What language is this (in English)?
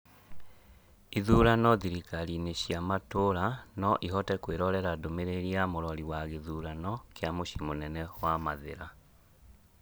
Kikuyu